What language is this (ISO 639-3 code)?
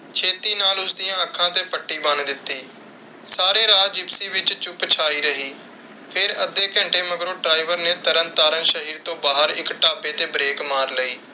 pan